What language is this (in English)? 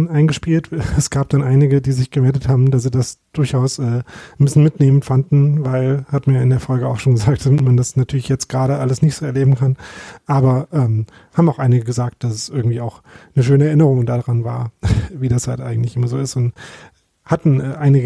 German